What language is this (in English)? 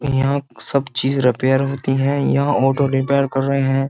Hindi